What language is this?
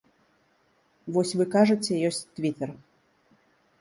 Belarusian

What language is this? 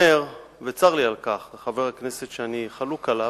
Hebrew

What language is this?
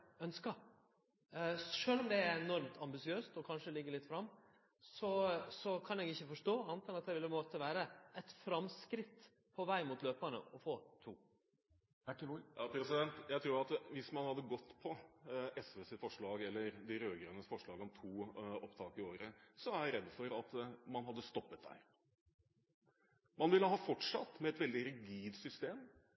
Norwegian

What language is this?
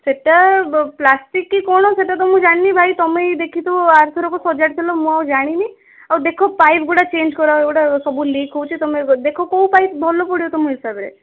Odia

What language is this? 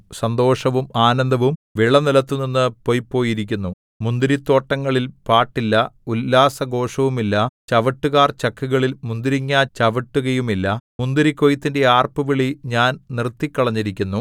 Malayalam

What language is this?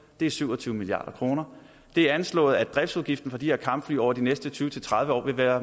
Danish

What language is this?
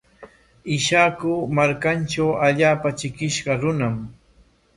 Corongo Ancash Quechua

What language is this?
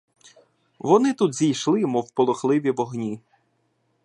Ukrainian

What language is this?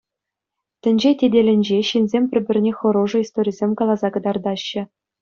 Chuvash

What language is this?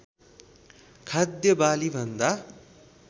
Nepali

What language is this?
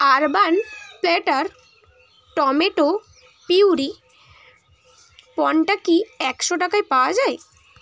Bangla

